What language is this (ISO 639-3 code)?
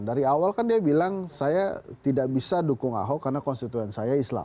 ind